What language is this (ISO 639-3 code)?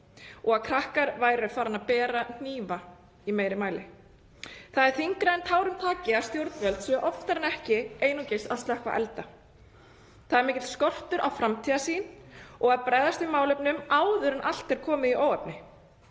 isl